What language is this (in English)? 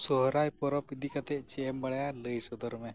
Santali